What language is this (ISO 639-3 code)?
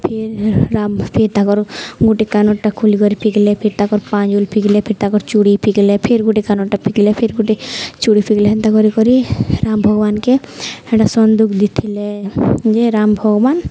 ori